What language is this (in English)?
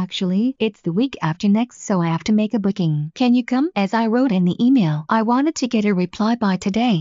Japanese